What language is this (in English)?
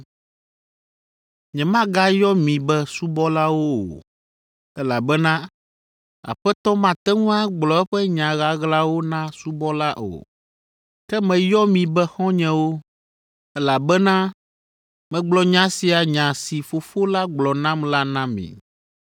Ewe